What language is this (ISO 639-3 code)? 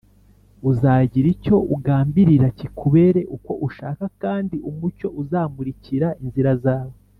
kin